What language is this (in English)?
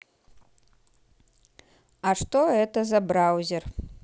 Russian